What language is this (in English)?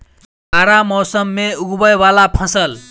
Maithili